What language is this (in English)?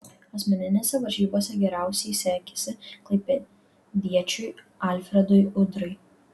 Lithuanian